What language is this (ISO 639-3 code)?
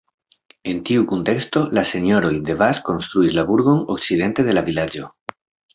epo